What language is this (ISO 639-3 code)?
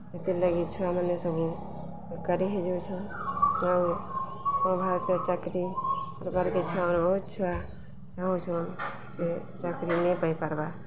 ori